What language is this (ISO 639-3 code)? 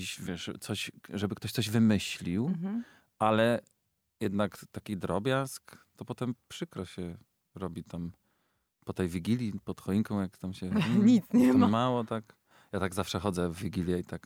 pol